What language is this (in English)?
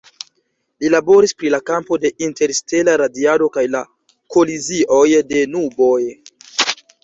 Esperanto